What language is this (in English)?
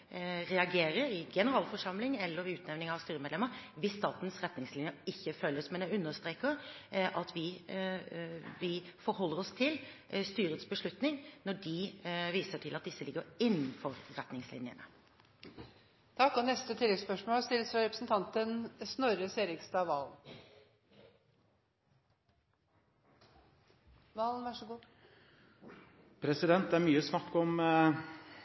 Norwegian